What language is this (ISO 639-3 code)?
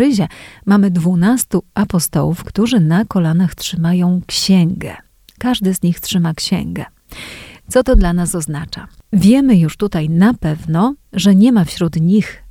pol